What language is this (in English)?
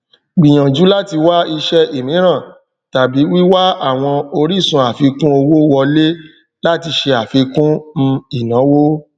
Yoruba